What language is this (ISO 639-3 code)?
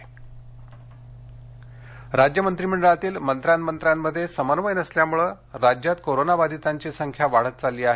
mar